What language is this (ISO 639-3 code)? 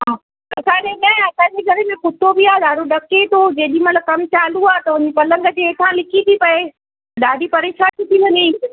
snd